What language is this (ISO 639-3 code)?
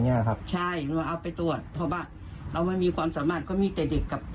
tha